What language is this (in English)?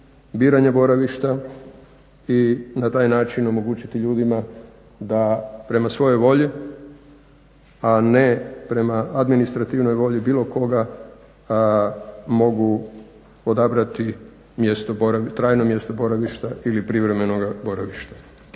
Croatian